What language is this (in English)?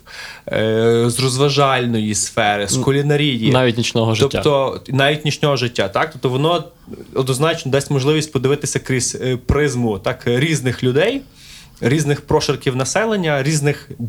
Ukrainian